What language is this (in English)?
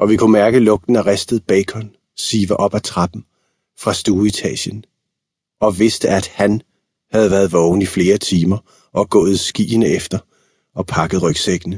Danish